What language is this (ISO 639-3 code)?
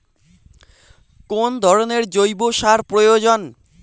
ben